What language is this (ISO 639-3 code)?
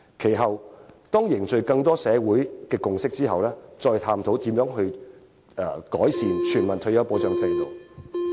yue